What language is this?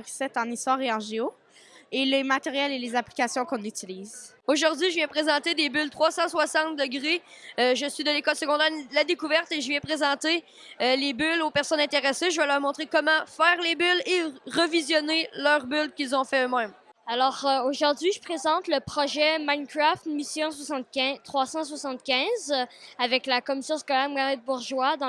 French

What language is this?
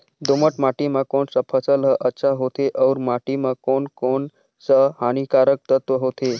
Chhattisgarhi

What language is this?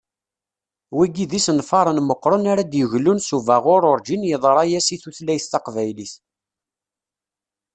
Kabyle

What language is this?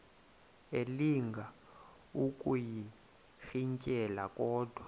Xhosa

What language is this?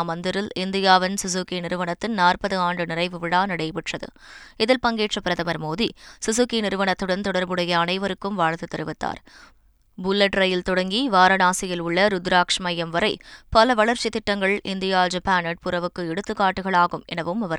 Tamil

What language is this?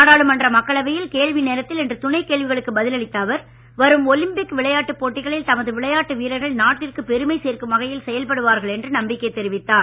Tamil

